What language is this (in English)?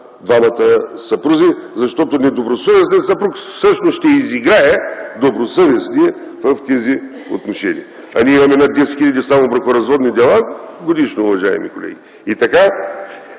Bulgarian